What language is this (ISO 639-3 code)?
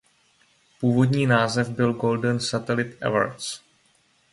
ces